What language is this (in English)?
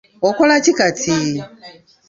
Ganda